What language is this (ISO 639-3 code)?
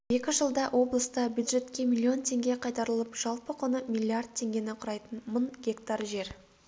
kaz